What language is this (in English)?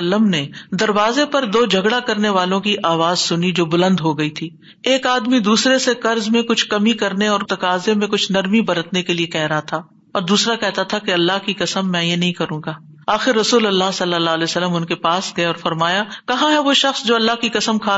Urdu